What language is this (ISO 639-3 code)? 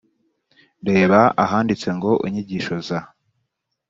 kin